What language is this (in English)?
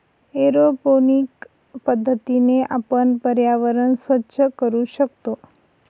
Marathi